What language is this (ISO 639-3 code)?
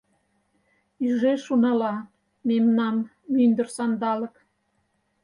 chm